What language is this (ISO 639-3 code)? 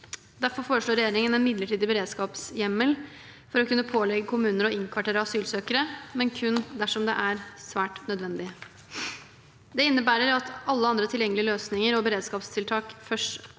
nor